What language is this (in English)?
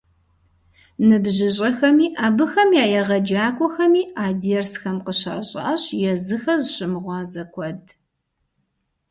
Kabardian